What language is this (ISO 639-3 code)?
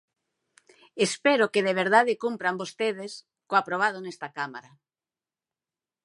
glg